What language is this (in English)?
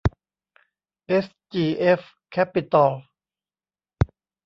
Thai